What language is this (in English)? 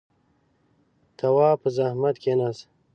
Pashto